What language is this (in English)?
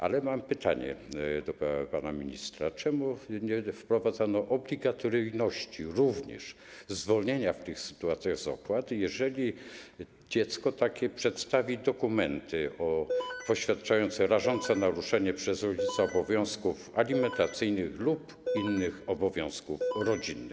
Polish